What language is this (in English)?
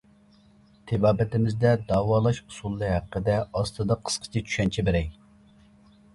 Uyghur